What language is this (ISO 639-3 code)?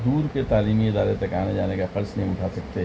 urd